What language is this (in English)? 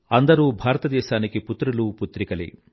Telugu